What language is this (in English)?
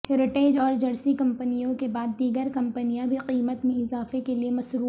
Urdu